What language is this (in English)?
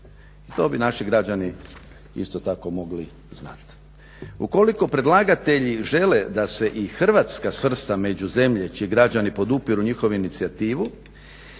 Croatian